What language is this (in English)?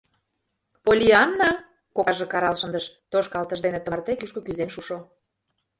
Mari